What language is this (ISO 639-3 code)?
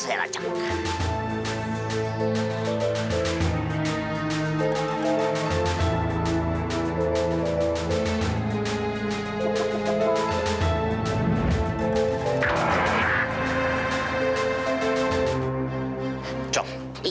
ind